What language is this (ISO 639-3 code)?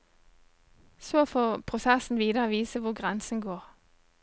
nor